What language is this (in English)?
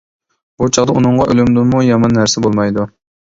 Uyghur